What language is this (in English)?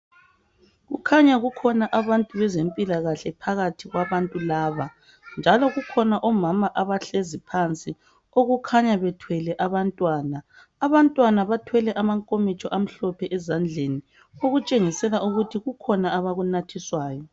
North Ndebele